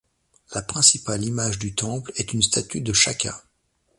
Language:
French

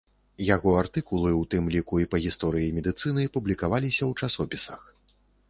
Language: Belarusian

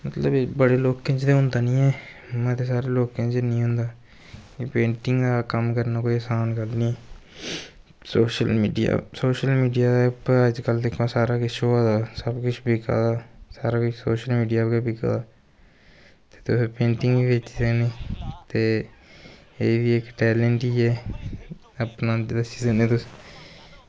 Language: Dogri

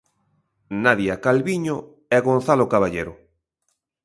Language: Galician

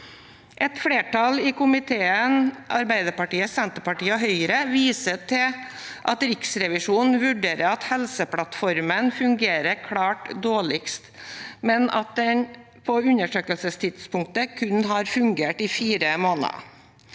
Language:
Norwegian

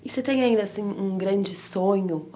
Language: Portuguese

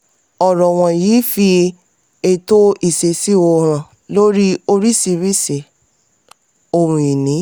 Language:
Yoruba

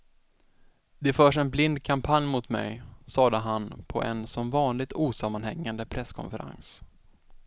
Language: Swedish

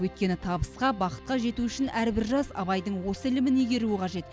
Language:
Kazakh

